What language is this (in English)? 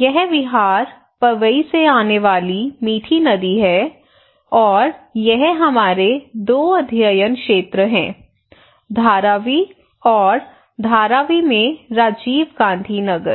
Hindi